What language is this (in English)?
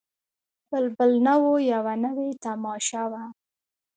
Pashto